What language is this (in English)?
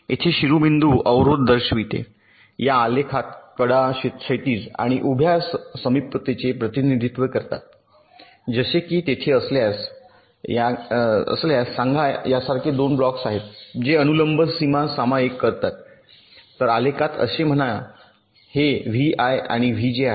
Marathi